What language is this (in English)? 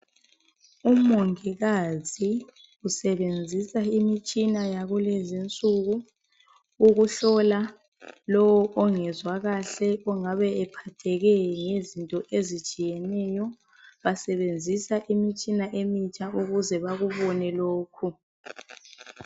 North Ndebele